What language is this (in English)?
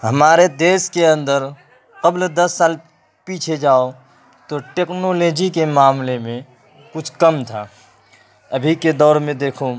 Urdu